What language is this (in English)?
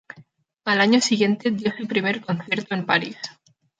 Spanish